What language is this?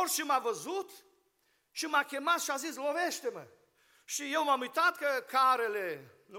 Romanian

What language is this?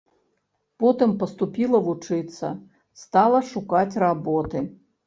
Belarusian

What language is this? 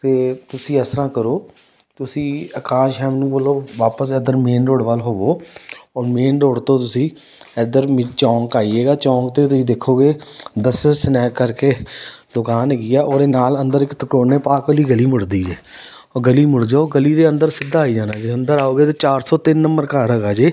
Punjabi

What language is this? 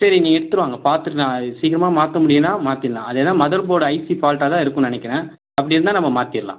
Tamil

